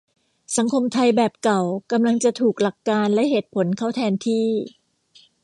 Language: Thai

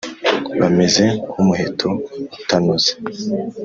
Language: Kinyarwanda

